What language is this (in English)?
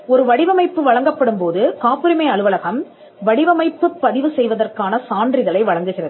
Tamil